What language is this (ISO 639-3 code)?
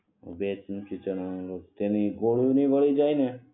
guj